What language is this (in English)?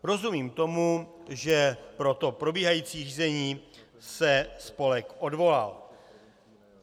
Czech